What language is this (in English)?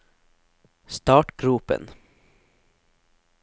Norwegian